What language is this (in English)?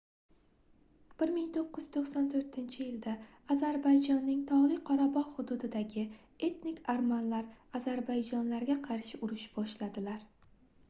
Uzbek